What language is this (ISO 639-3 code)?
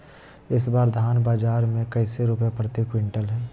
mag